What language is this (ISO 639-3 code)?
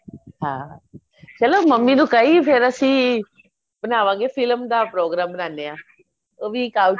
pan